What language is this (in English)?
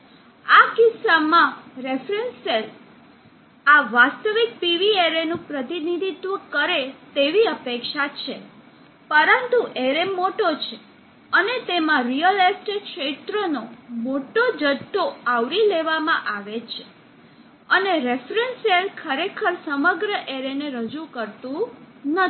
Gujarati